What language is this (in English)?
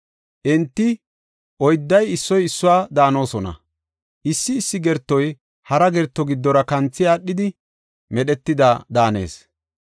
Gofa